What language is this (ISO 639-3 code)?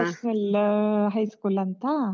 kan